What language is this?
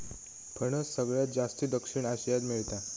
Marathi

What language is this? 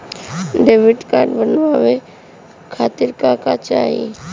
Bhojpuri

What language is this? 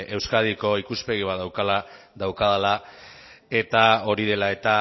Basque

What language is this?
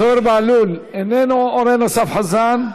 Hebrew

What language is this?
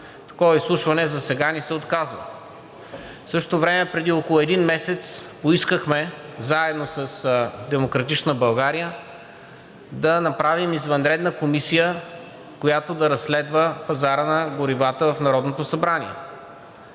Bulgarian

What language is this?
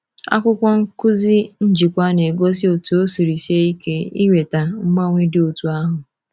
Igbo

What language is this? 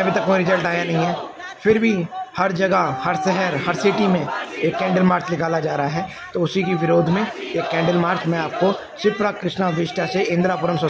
Hindi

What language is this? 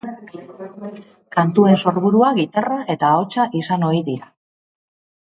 Basque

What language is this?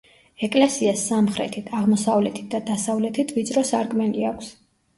Georgian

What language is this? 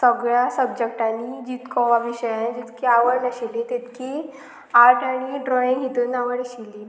Konkani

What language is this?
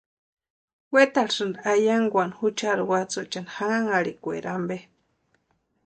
Western Highland Purepecha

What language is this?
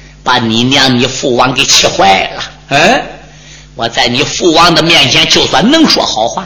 Chinese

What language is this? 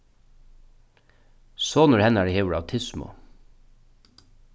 Faroese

